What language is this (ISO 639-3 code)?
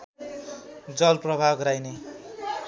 nep